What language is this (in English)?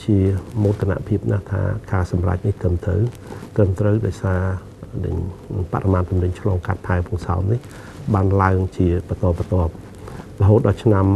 Thai